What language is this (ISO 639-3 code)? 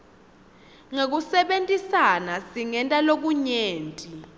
ssw